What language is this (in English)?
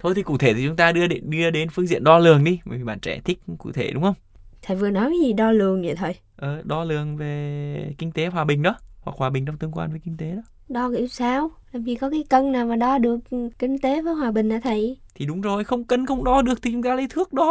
Vietnamese